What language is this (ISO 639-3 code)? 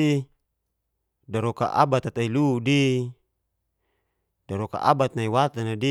ges